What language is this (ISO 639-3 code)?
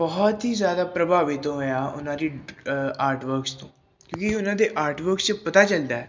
pan